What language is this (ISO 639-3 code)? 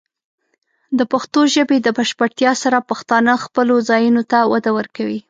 pus